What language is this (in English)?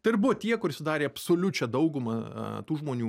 Lithuanian